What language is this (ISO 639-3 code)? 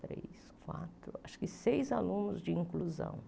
por